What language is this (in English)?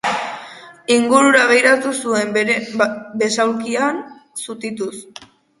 Basque